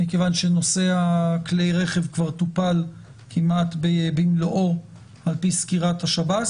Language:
Hebrew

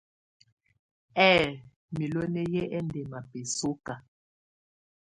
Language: Tunen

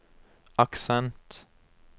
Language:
Norwegian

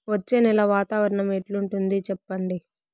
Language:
Telugu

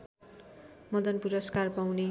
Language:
Nepali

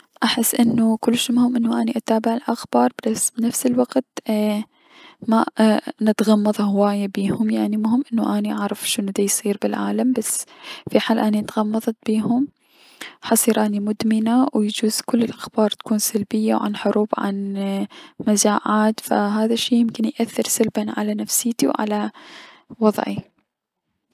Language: Mesopotamian Arabic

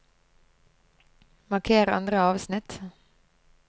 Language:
Norwegian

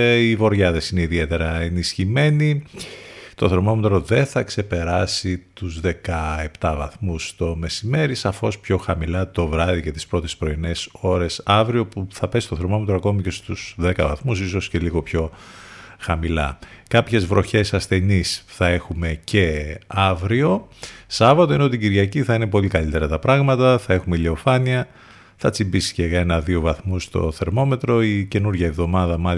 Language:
Greek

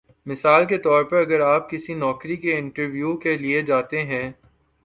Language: Urdu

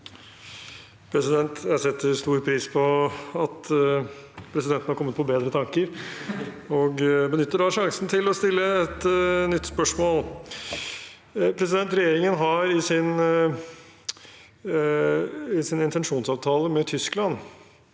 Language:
Norwegian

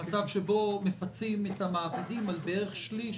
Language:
Hebrew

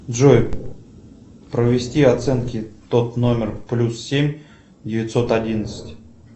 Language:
Russian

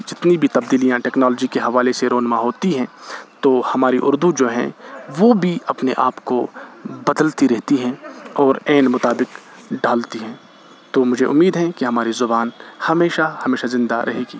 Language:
Urdu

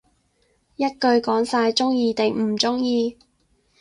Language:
Cantonese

